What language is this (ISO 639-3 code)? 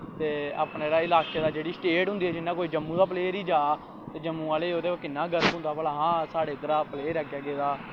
doi